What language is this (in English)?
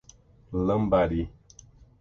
Portuguese